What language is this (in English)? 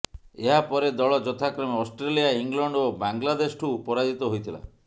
Odia